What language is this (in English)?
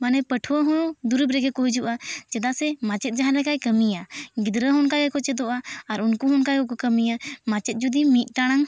Santali